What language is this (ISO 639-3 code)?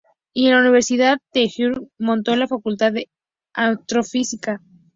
spa